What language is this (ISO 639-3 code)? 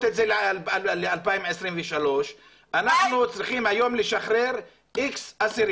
heb